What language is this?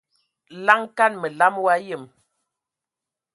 Ewondo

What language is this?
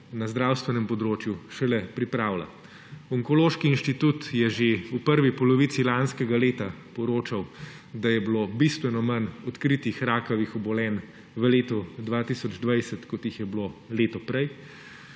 Slovenian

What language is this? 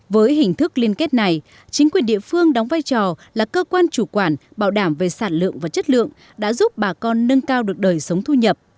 Vietnamese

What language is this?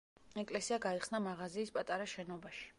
Georgian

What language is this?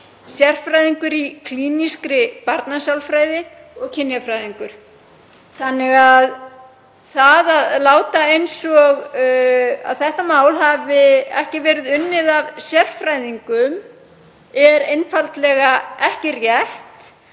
Icelandic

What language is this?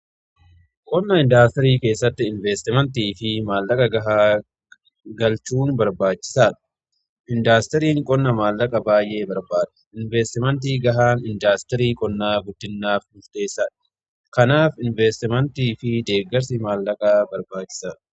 Oromo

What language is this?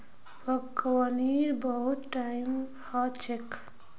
Magahi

